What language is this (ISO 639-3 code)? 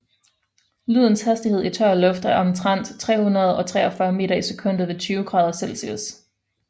dan